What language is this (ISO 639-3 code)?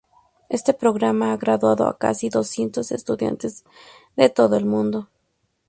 spa